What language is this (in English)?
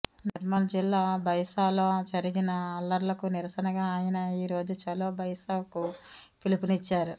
Telugu